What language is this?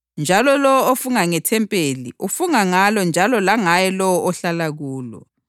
North Ndebele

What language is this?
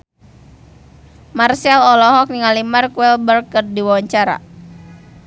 Sundanese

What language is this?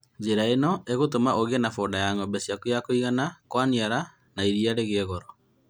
Kikuyu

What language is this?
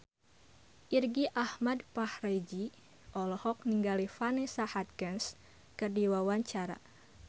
Sundanese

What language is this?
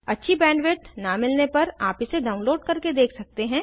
Hindi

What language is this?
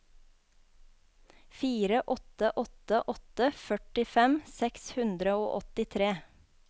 Norwegian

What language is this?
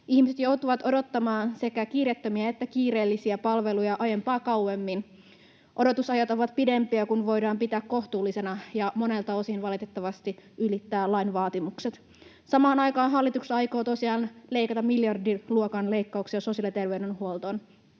Finnish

